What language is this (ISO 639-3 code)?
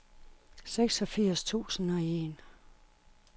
dan